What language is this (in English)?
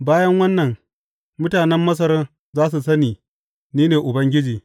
Hausa